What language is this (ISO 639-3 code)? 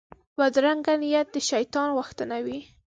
pus